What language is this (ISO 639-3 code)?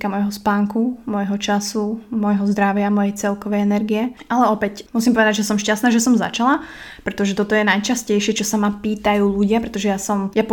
slk